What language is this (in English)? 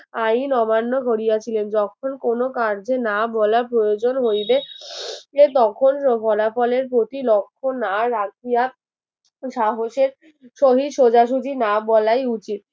Bangla